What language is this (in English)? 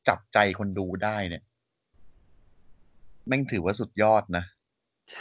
Thai